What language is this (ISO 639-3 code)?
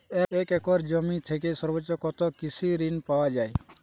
ben